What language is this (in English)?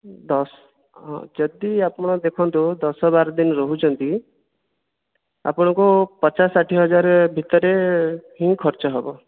Odia